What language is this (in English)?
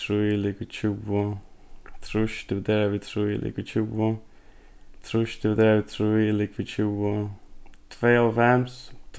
Faroese